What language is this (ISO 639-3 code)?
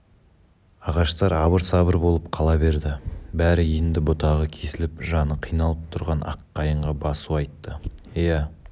kaz